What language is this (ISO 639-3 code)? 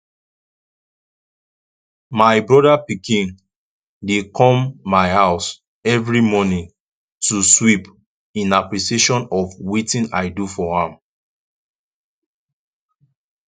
pcm